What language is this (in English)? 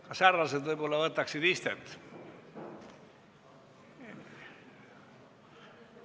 Estonian